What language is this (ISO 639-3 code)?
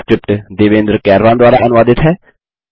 hin